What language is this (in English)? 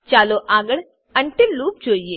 Gujarati